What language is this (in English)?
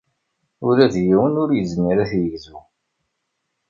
Kabyle